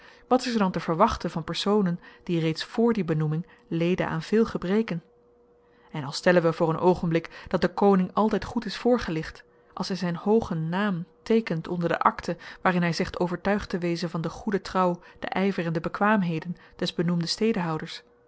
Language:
Dutch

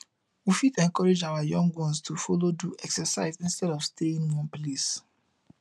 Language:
Nigerian Pidgin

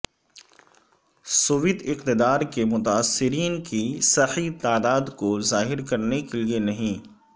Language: Urdu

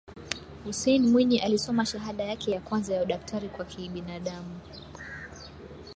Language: Swahili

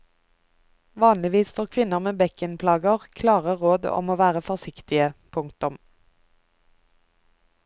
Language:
Norwegian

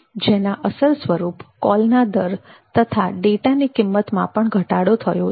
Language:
Gujarati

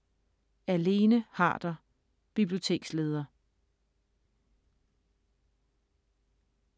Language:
Danish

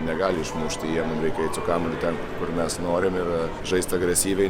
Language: Lithuanian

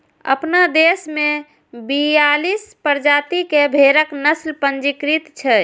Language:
Maithili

